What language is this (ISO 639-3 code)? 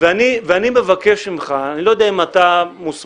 heb